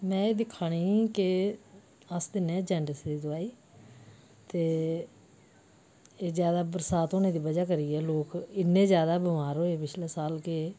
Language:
Dogri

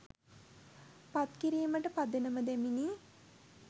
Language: Sinhala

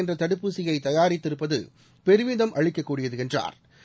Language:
Tamil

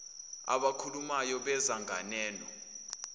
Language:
Zulu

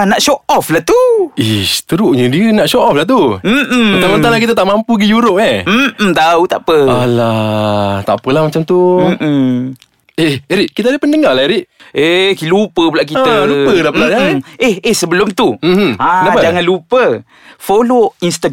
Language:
Malay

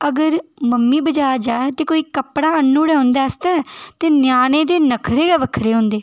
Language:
Dogri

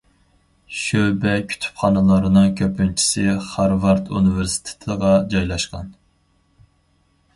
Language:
Uyghur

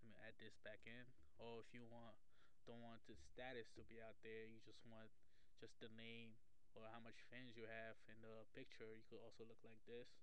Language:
English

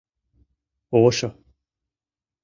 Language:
Mari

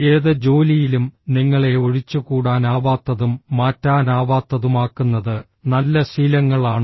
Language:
Malayalam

